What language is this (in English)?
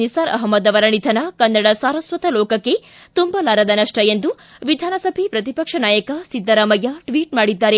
Kannada